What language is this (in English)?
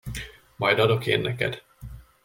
Hungarian